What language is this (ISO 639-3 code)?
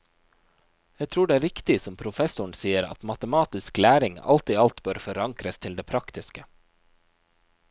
nor